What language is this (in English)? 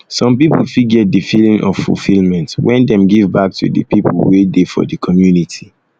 Nigerian Pidgin